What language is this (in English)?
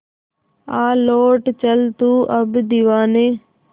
Hindi